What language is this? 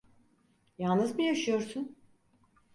Turkish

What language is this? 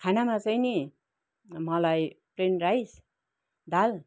Nepali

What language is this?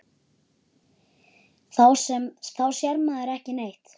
Icelandic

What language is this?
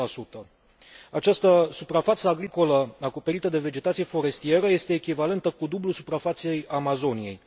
Romanian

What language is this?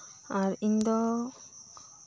Santali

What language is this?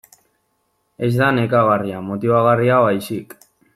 Basque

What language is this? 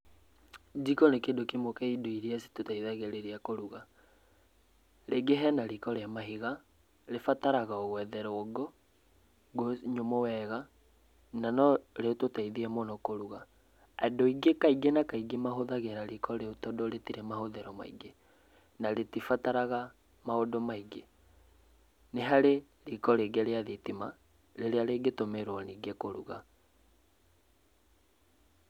Kikuyu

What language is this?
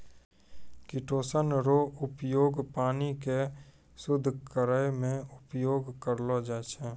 Maithili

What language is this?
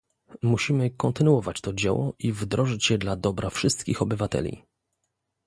Polish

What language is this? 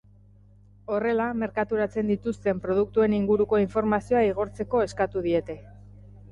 Basque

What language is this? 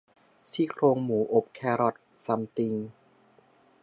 Thai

